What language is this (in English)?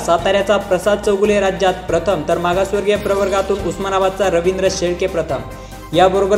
Marathi